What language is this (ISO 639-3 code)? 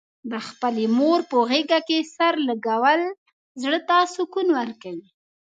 pus